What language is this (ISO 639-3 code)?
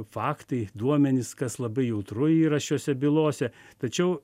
lit